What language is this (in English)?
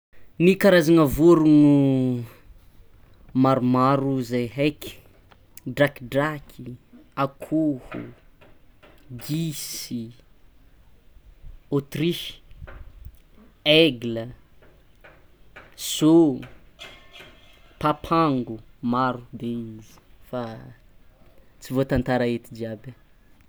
Tsimihety Malagasy